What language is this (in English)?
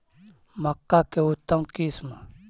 Magahi